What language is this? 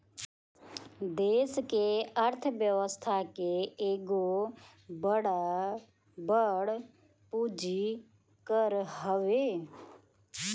Bhojpuri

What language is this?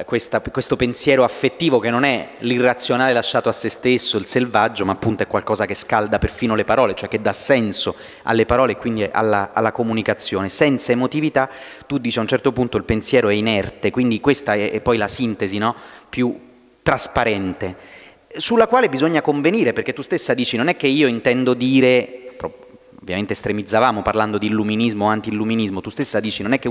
Italian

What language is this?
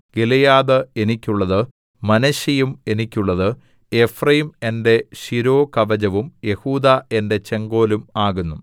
Malayalam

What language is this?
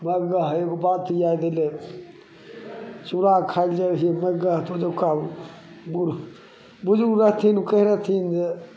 Maithili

